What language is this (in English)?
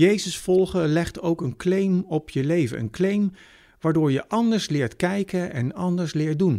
Dutch